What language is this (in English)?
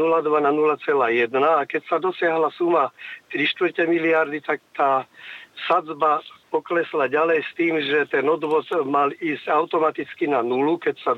Slovak